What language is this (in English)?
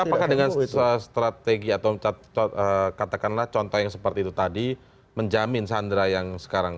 Indonesian